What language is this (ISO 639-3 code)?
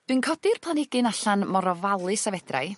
cym